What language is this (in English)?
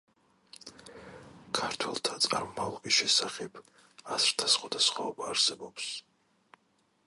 Georgian